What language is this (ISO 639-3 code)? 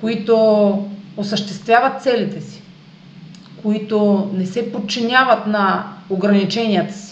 bul